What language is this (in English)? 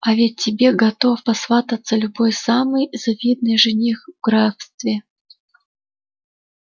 Russian